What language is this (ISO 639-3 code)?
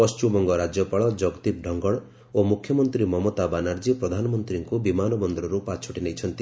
ori